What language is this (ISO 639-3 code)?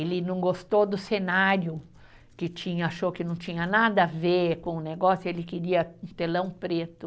por